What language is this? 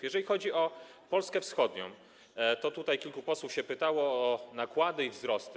Polish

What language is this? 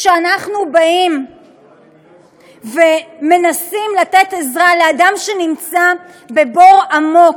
Hebrew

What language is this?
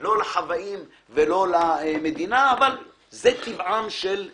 Hebrew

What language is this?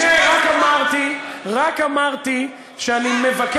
Hebrew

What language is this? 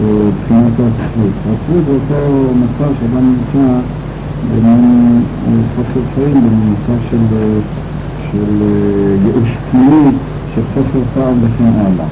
Hebrew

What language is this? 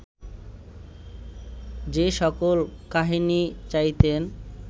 Bangla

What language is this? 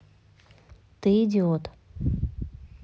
Russian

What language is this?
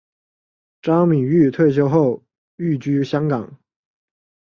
Chinese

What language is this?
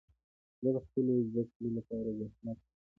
Pashto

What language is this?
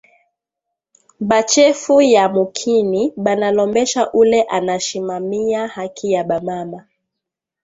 Swahili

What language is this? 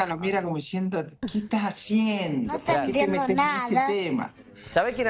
Spanish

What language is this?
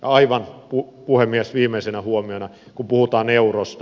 Finnish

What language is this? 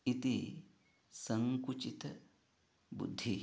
Sanskrit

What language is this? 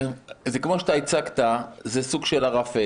Hebrew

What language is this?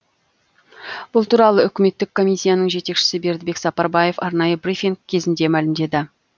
Kazakh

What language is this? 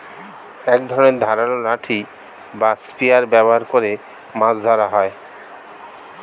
Bangla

